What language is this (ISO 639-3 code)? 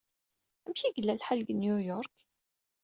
kab